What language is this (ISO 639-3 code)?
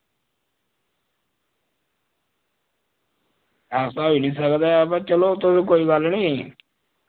doi